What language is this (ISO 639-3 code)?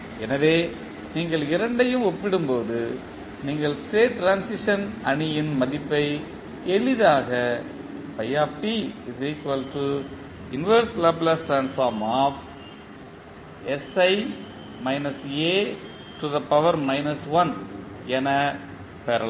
tam